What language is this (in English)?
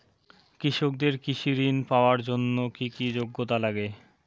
Bangla